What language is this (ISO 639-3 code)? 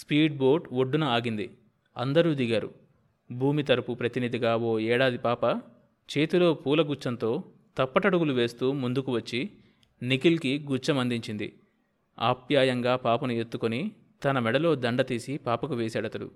tel